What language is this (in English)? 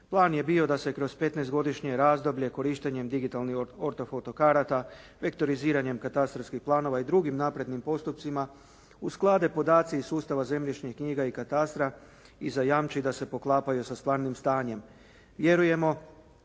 Croatian